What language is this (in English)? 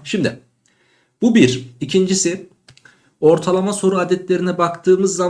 Turkish